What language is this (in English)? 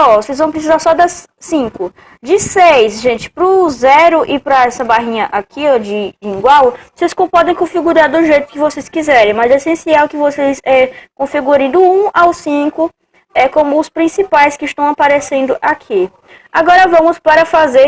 Portuguese